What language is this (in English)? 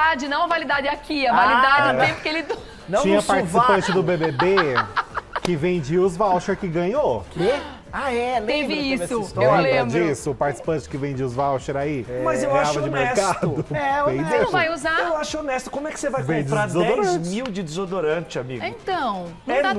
Portuguese